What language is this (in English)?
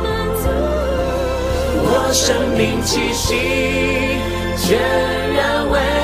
Chinese